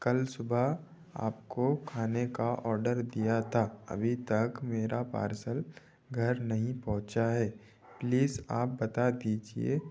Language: Hindi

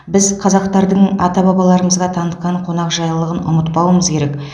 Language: Kazakh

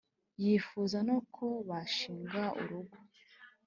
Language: Kinyarwanda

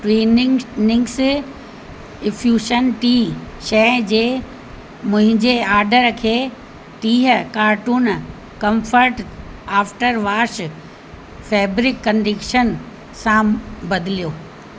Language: Sindhi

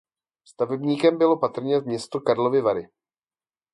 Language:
Czech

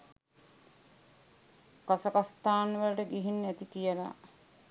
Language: Sinhala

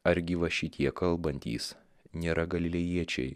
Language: Lithuanian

